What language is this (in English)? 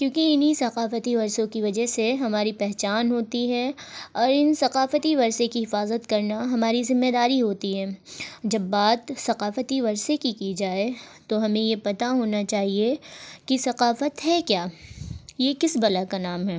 Urdu